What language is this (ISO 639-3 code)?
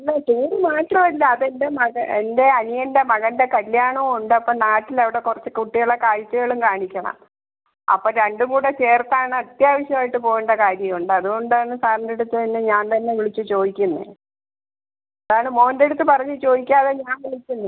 mal